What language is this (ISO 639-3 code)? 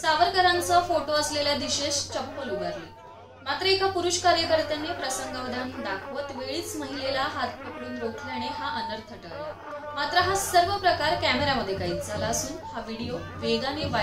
hin